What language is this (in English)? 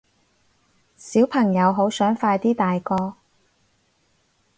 Cantonese